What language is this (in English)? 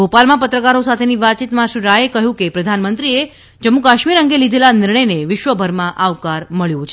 Gujarati